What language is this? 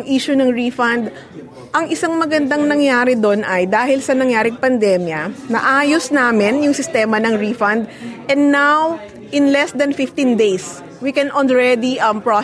Filipino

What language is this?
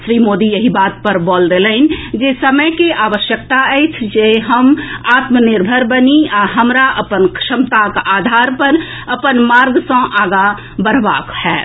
Maithili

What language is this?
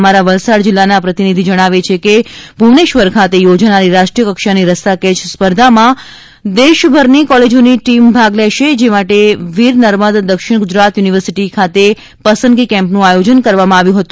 Gujarati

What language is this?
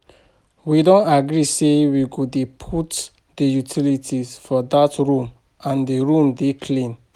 Nigerian Pidgin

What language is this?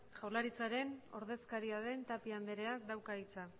Basque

